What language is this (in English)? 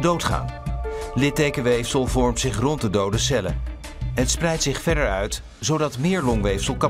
Dutch